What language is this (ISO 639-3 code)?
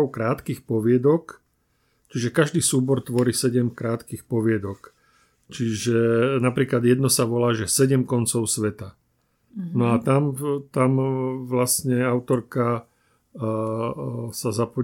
slk